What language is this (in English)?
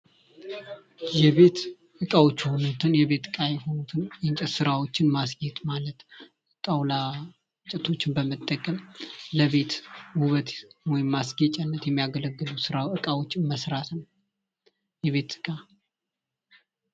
Amharic